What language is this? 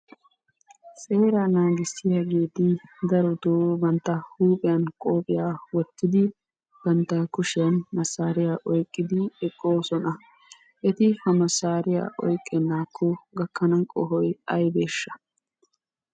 Wolaytta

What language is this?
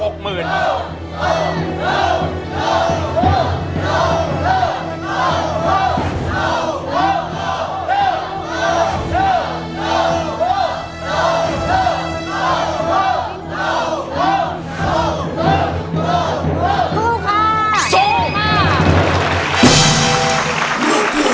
Thai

